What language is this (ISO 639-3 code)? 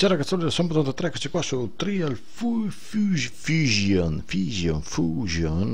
ita